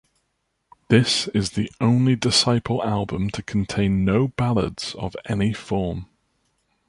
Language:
English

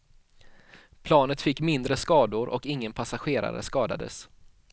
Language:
Swedish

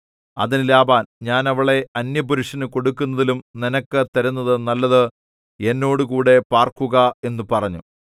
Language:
Malayalam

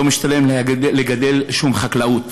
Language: Hebrew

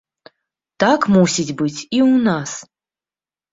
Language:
Belarusian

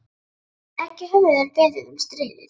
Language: Icelandic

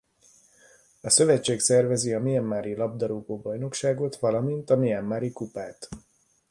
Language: Hungarian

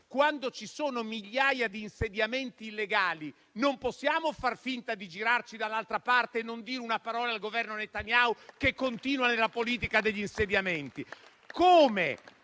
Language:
Italian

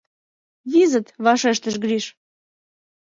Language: Mari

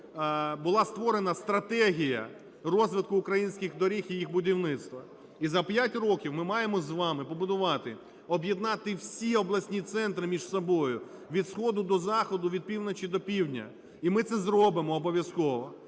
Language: Ukrainian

